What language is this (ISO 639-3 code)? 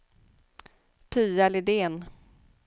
swe